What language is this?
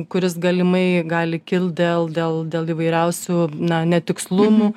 Lithuanian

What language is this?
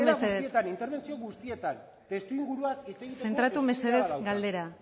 Basque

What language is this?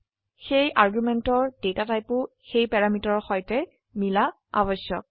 Assamese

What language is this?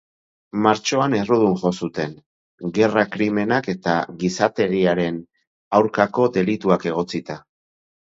Basque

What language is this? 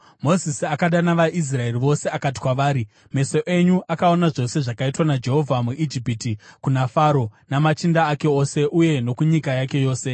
Shona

